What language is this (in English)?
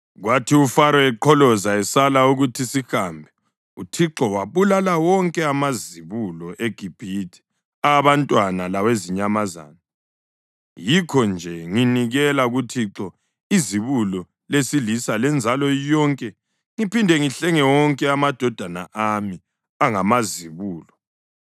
North Ndebele